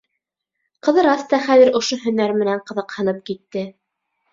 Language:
Bashkir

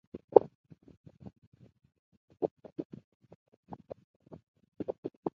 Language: Ebrié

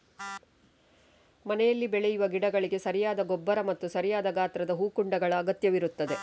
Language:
Kannada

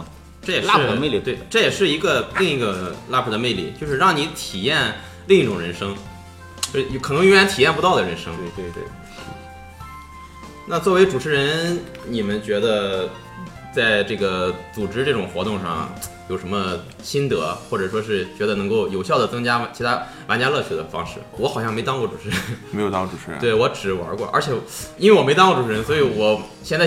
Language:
Chinese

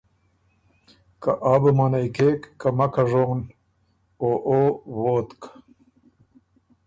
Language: Ormuri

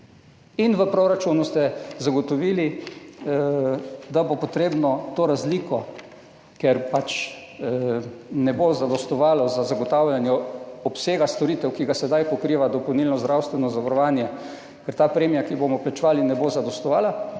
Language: Slovenian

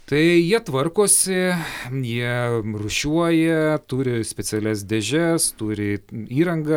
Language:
Lithuanian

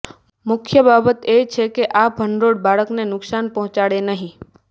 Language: Gujarati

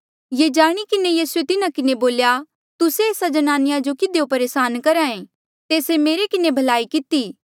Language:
Mandeali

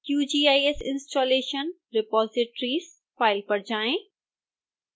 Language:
Hindi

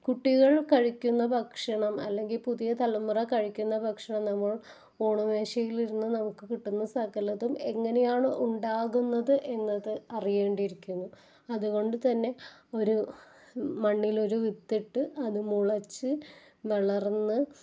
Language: Malayalam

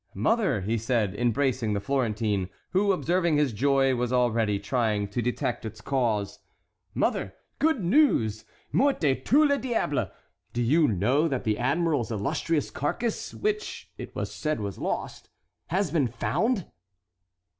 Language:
English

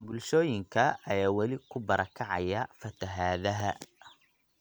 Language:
Somali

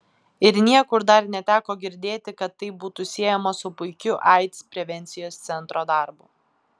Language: Lithuanian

